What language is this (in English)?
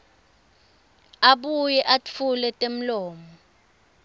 Swati